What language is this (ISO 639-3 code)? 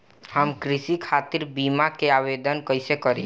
bho